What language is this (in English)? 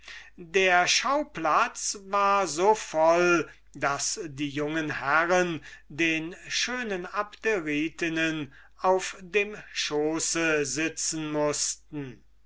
German